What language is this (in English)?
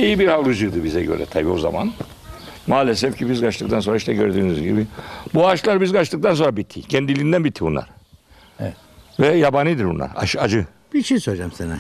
Turkish